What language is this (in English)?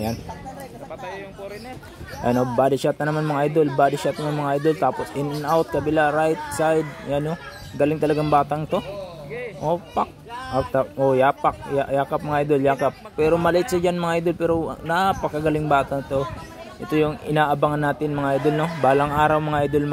Filipino